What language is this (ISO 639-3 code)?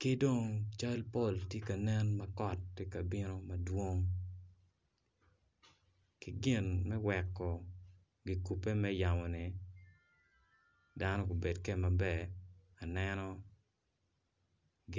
ach